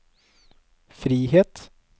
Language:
Norwegian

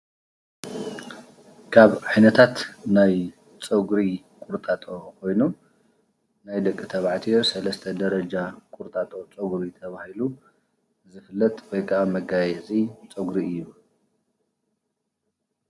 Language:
Tigrinya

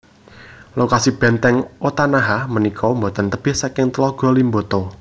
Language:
Javanese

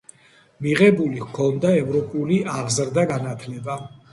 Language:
Georgian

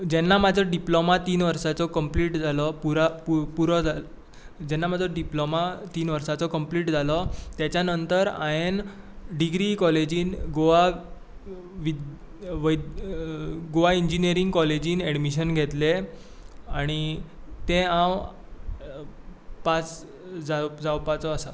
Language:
Konkani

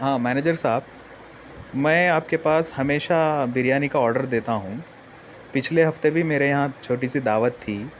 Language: Urdu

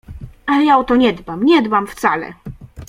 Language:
Polish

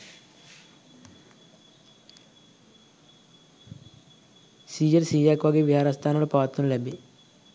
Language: Sinhala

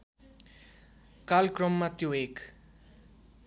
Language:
Nepali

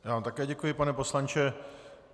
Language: Czech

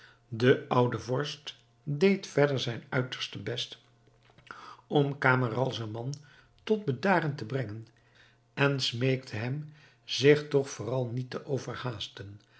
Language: Dutch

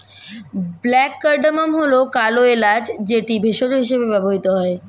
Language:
Bangla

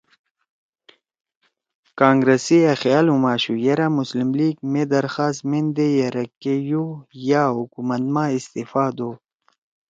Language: Torwali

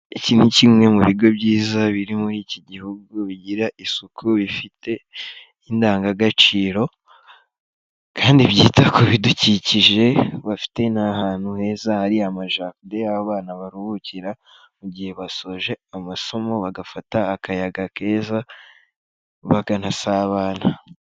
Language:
Kinyarwanda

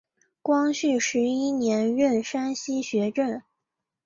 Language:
Chinese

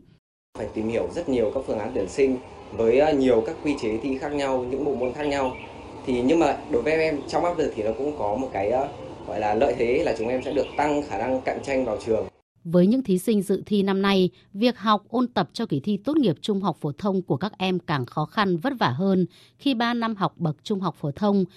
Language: Vietnamese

